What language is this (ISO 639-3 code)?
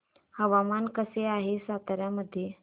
mar